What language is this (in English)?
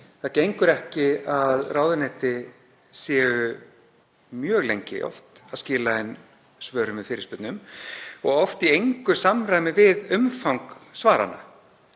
Icelandic